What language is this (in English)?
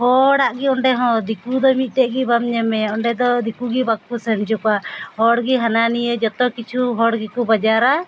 Santali